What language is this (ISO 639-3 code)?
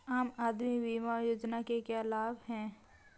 hin